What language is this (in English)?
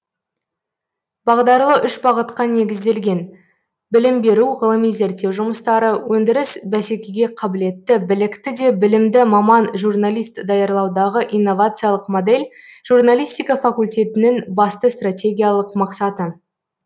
Kazakh